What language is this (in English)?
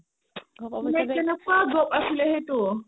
Assamese